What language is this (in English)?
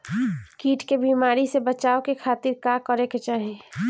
Bhojpuri